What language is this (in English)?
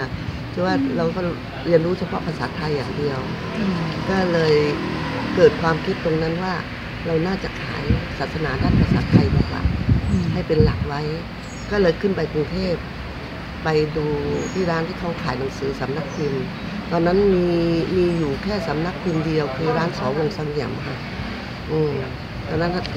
Thai